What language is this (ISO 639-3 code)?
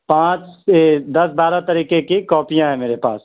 urd